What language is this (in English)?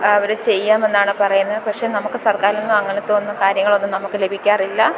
Malayalam